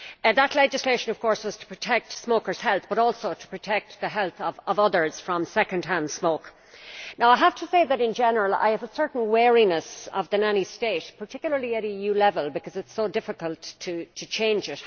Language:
English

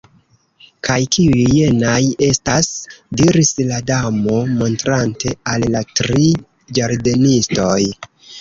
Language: Esperanto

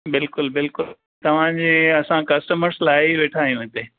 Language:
Sindhi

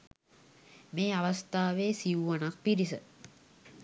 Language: Sinhala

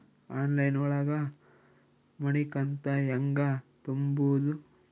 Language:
Kannada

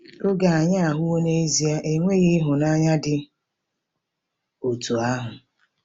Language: Igbo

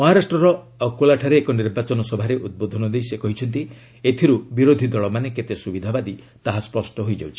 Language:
Odia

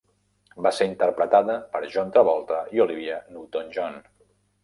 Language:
Catalan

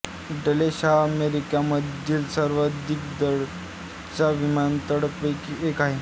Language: Marathi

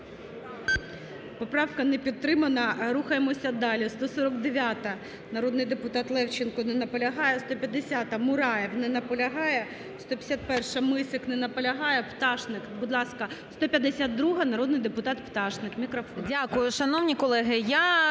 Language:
Ukrainian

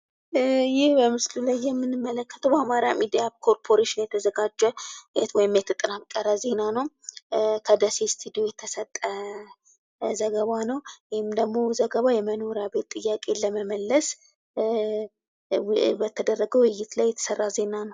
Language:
Amharic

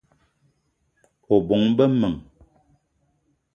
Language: Eton (Cameroon)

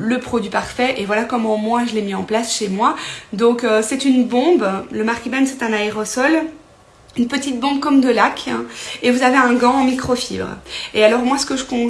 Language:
French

